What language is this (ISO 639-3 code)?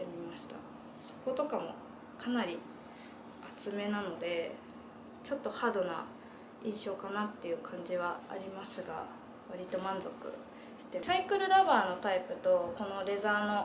jpn